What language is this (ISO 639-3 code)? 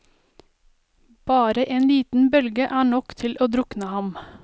nor